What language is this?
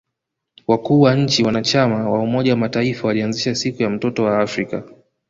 Swahili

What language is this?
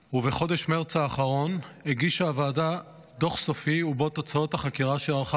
Hebrew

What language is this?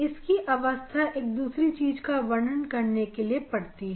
Hindi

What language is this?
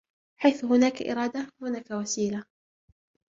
Arabic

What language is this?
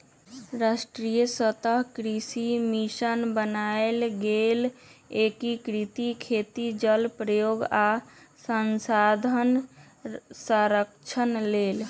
Magahi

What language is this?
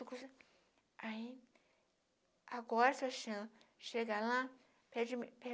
Portuguese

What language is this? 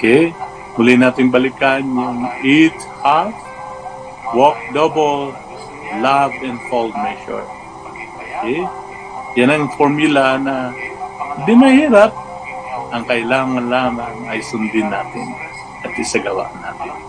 Filipino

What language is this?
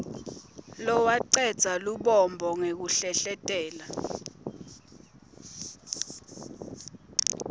Swati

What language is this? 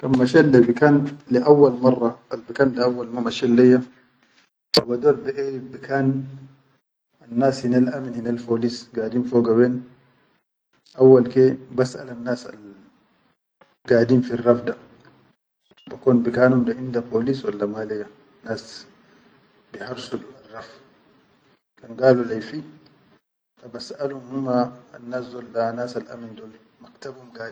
Chadian Arabic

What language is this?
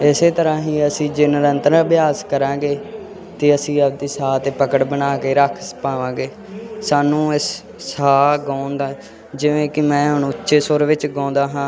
Punjabi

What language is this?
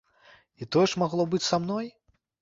Belarusian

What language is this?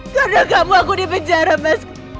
Indonesian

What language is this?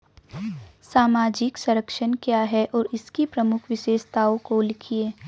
Hindi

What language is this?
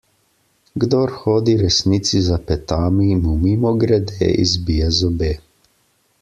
Slovenian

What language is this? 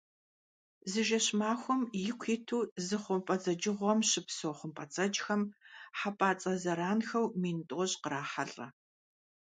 Kabardian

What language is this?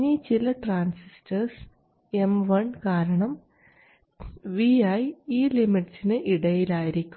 Malayalam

